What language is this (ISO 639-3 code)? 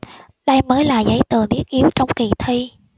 vie